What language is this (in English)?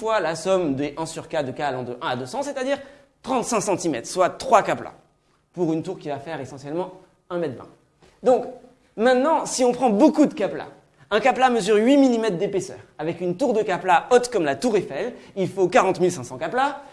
French